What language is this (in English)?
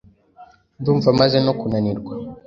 Kinyarwanda